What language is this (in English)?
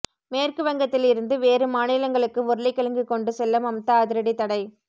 Tamil